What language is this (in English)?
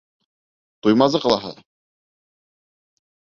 Bashkir